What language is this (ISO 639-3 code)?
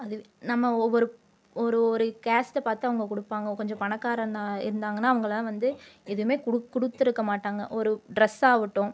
tam